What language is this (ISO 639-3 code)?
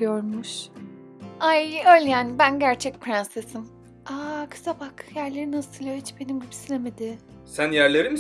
tur